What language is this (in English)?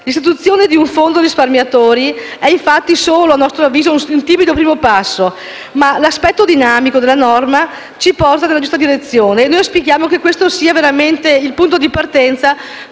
Italian